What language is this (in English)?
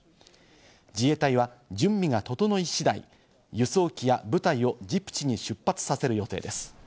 Japanese